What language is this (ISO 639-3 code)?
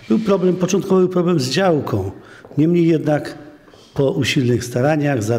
pol